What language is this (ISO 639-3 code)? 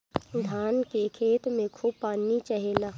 bho